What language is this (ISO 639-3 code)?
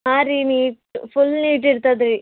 kan